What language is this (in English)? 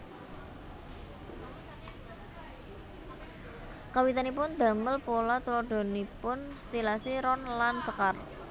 Javanese